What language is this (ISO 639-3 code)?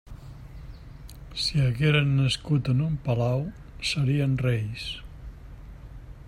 cat